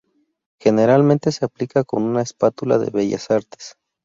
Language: Spanish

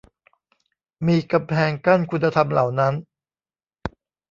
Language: Thai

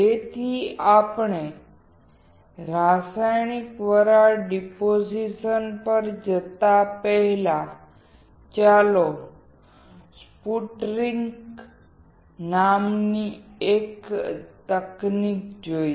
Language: Gujarati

